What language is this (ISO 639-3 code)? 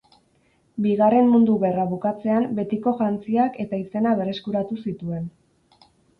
eus